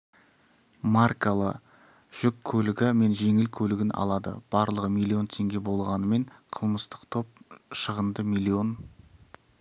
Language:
Kazakh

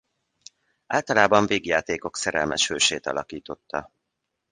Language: Hungarian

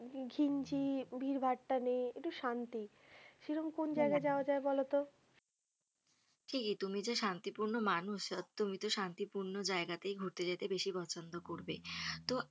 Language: Bangla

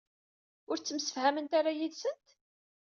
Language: Kabyle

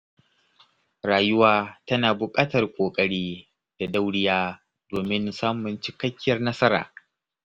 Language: Hausa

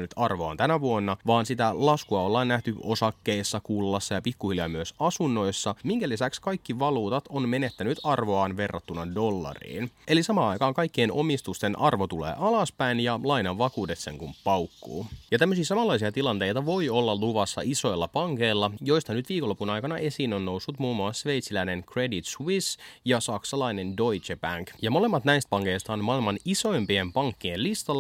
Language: Finnish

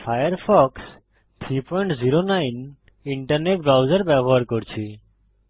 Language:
Bangla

